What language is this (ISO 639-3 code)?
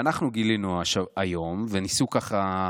heb